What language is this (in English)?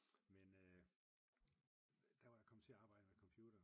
Danish